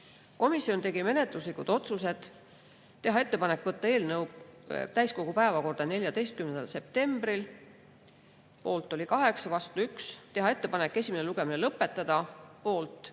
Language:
Estonian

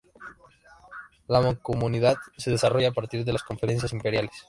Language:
Spanish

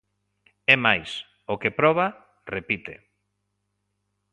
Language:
Galician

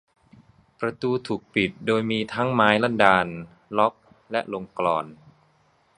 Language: Thai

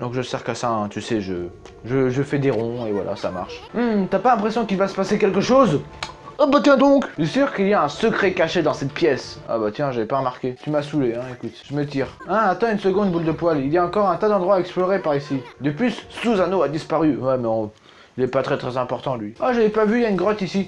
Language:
French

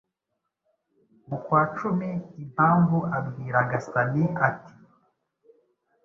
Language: Kinyarwanda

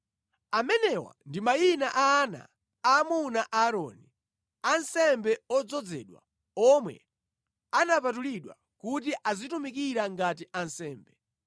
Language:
Nyanja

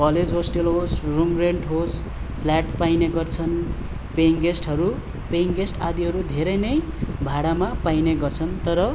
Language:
Nepali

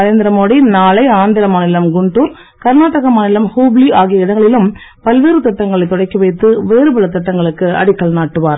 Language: Tamil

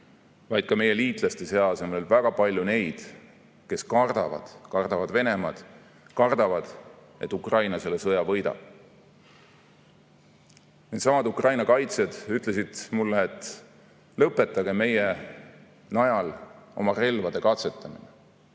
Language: Estonian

